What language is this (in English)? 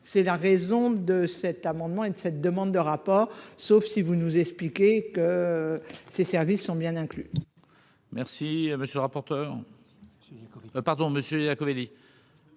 French